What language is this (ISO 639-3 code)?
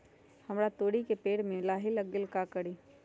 mag